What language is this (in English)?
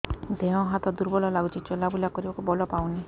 Odia